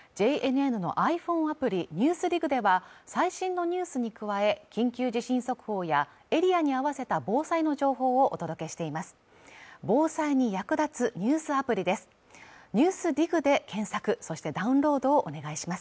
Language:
Japanese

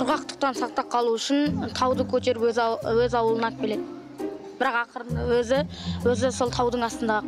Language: Turkish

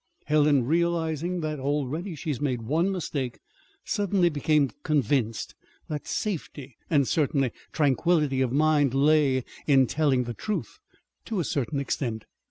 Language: English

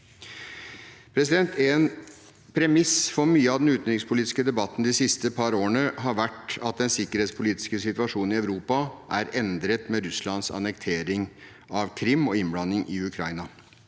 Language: Norwegian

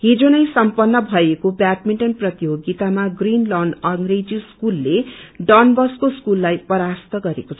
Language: Nepali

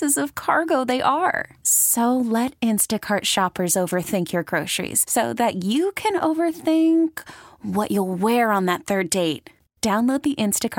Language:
English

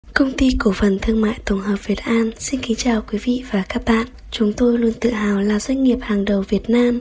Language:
Vietnamese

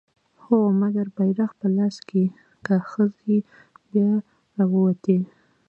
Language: Pashto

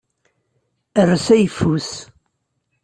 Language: Kabyle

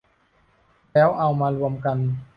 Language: Thai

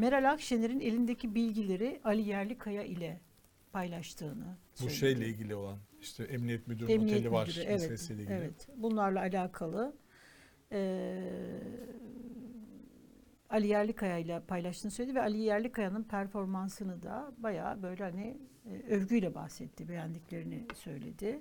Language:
Turkish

